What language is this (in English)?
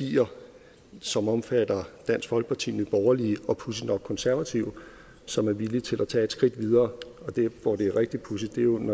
Danish